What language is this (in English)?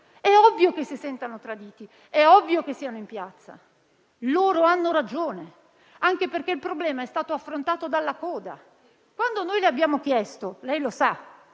Italian